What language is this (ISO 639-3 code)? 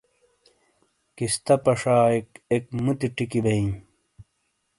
scl